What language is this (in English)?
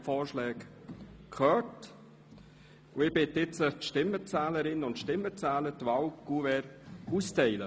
Swiss German